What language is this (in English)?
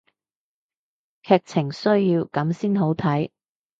Cantonese